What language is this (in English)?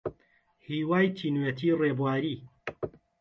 Central Kurdish